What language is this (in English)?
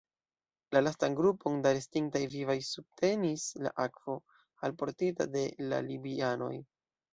Esperanto